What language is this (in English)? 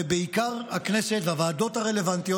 Hebrew